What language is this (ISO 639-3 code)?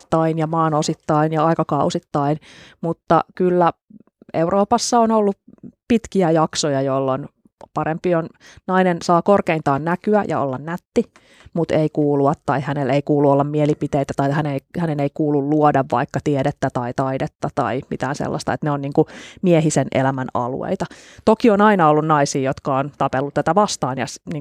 fin